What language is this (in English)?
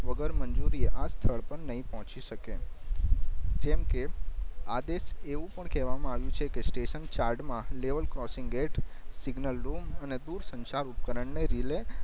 Gujarati